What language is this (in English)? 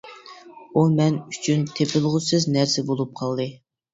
Uyghur